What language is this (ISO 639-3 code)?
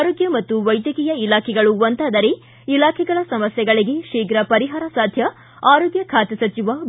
kan